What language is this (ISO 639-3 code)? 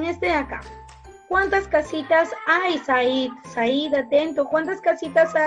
spa